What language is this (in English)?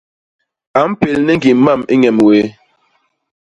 Basaa